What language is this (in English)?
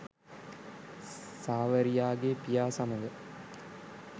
Sinhala